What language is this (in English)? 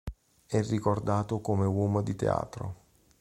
Italian